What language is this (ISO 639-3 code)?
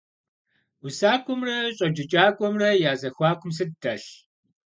kbd